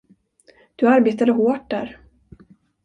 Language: Swedish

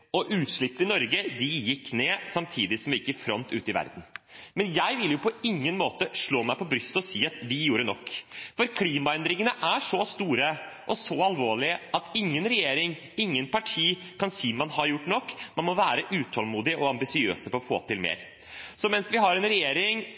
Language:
Norwegian Bokmål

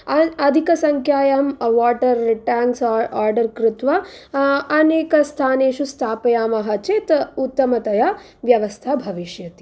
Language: Sanskrit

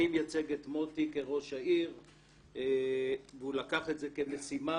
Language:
Hebrew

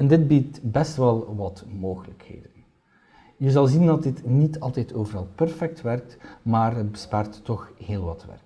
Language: Dutch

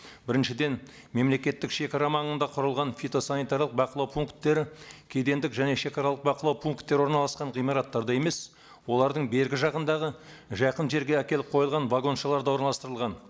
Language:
Kazakh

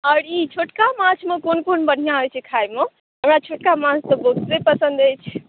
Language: Maithili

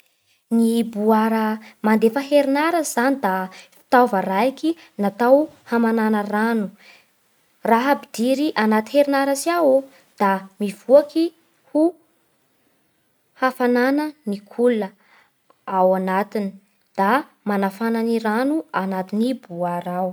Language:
Bara Malagasy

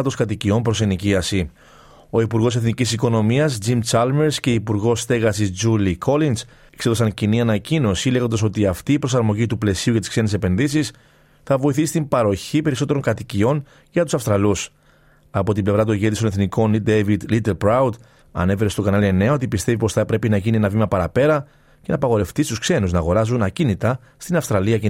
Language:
Greek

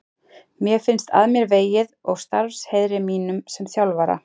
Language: Icelandic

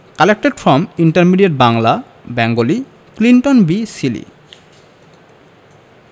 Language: Bangla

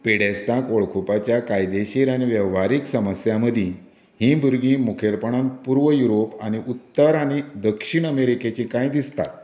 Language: Konkani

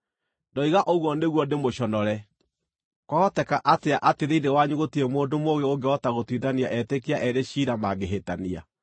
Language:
Kikuyu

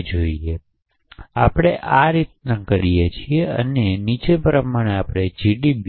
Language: Gujarati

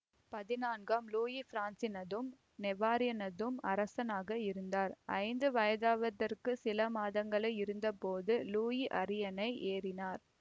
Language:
Tamil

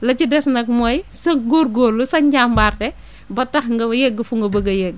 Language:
Wolof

